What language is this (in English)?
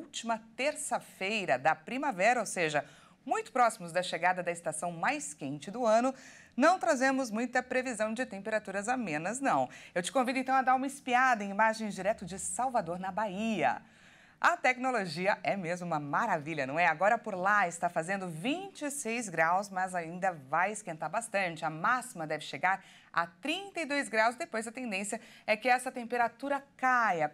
Portuguese